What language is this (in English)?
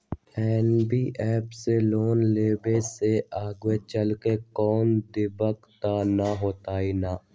Magahi